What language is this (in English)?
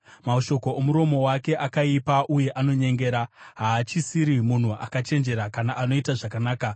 Shona